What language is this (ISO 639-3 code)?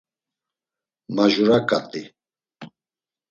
lzz